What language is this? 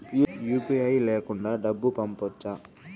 Telugu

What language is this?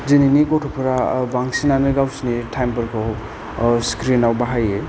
Bodo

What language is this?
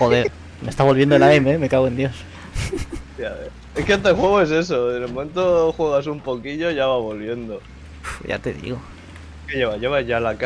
Spanish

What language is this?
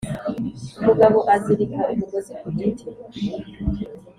Kinyarwanda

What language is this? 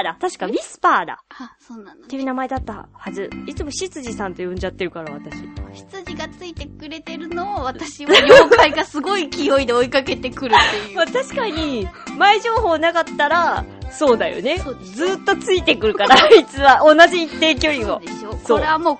Japanese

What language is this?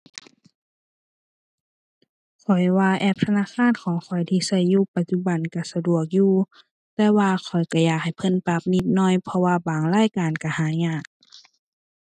Thai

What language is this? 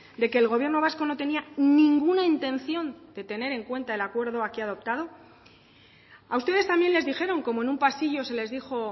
Spanish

